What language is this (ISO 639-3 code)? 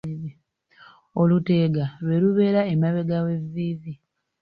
lug